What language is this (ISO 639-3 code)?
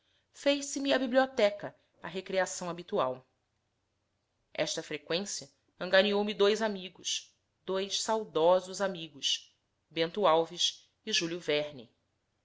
por